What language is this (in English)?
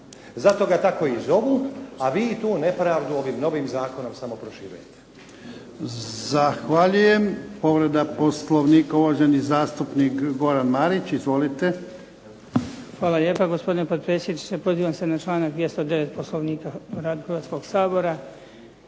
Croatian